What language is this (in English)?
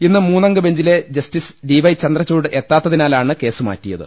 Malayalam